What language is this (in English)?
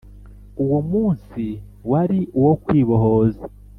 Kinyarwanda